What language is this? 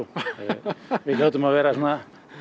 Icelandic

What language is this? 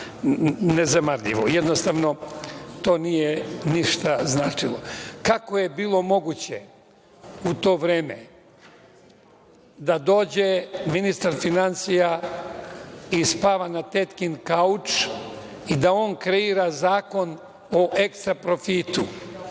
Serbian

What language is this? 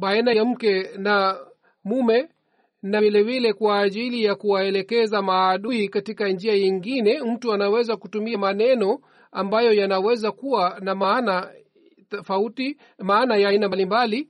Swahili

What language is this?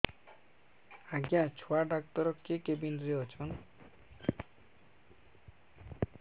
Odia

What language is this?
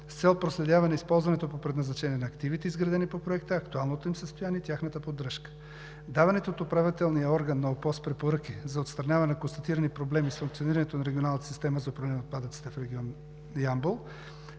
Bulgarian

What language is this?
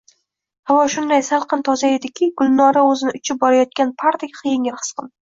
Uzbek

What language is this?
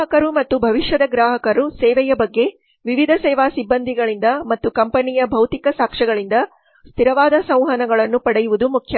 Kannada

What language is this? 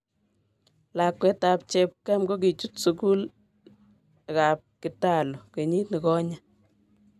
Kalenjin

